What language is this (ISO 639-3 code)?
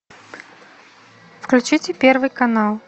rus